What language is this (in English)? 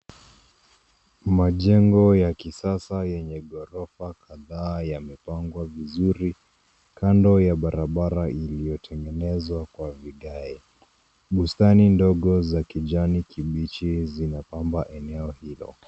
Swahili